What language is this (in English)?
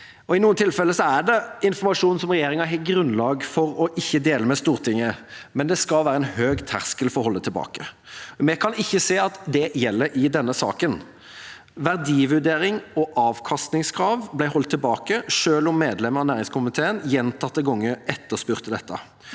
Norwegian